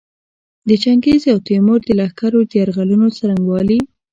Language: Pashto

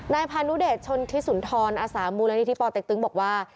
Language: Thai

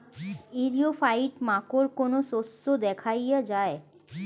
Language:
Bangla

